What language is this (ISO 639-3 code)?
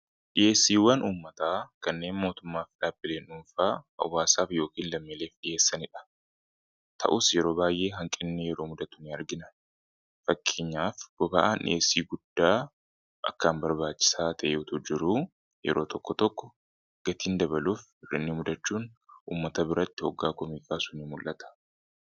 orm